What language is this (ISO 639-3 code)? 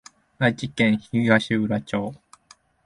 jpn